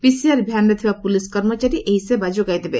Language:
Odia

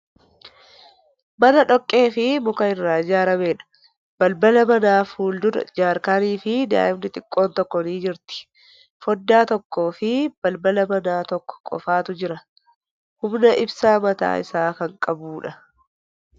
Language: Oromo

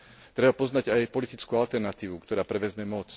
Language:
Slovak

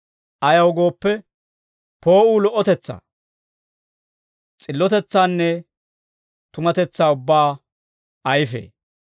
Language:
Dawro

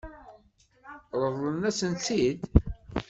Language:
Kabyle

